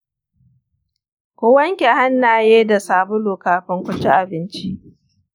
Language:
Hausa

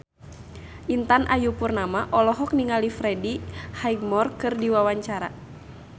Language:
Sundanese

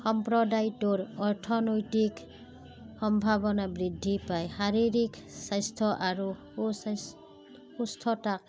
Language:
Assamese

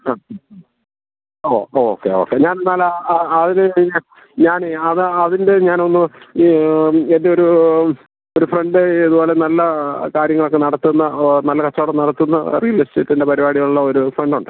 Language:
Malayalam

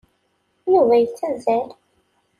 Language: Kabyle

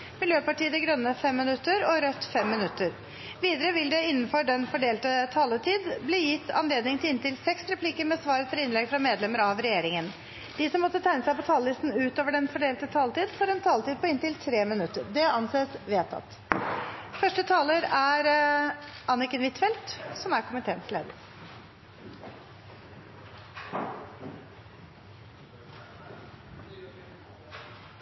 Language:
Norwegian Bokmål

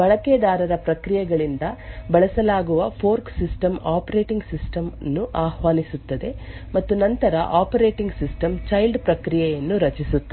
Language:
Kannada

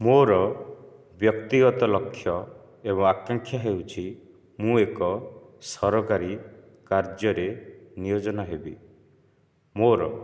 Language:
Odia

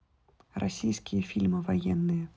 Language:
Russian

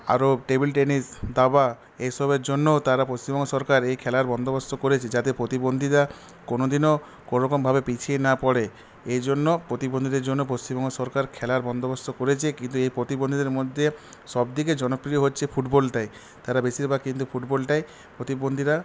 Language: Bangla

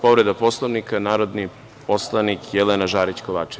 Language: Serbian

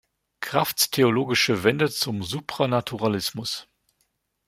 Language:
German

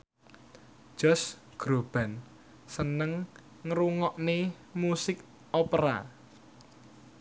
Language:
Javanese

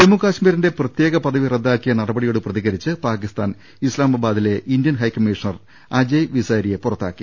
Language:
Malayalam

